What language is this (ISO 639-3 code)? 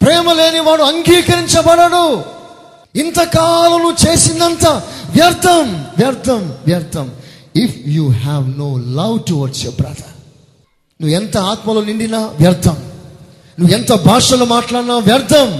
tel